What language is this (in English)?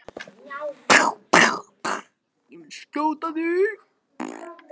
Icelandic